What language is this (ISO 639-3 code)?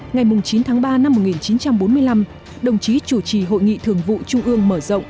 vie